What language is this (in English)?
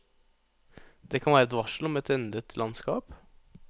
Norwegian